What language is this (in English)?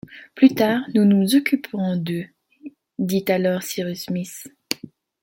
French